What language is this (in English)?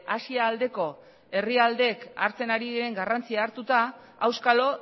Basque